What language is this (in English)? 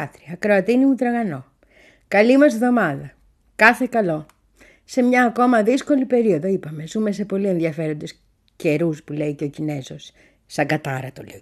Greek